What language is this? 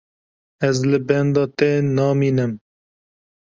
Kurdish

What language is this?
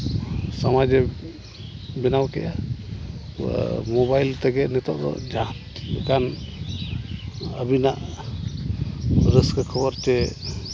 Santali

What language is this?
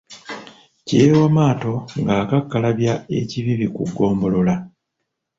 Ganda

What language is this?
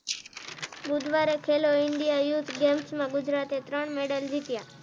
Gujarati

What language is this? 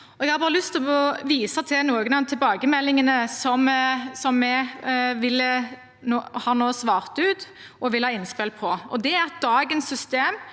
Norwegian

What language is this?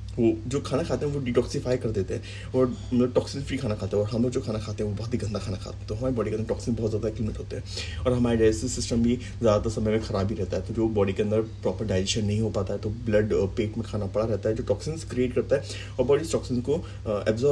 Italian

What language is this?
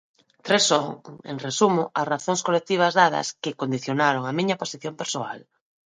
Galician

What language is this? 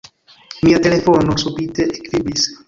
Esperanto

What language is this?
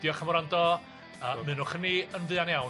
Welsh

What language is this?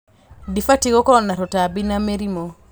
Kikuyu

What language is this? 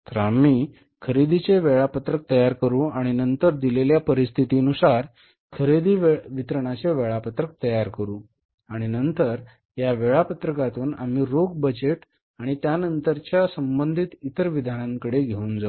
Marathi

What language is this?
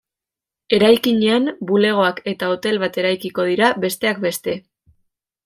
Basque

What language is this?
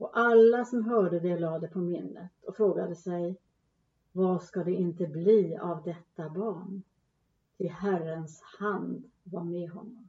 Swedish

